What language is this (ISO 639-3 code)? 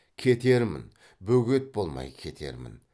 kaz